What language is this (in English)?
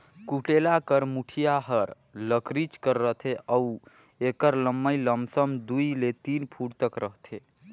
Chhattisgarhi